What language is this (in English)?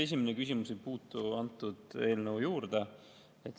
Estonian